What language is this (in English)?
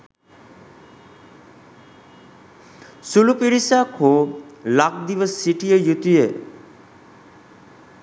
Sinhala